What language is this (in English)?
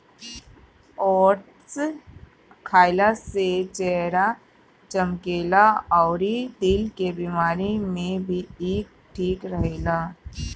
Bhojpuri